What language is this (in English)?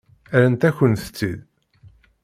Kabyle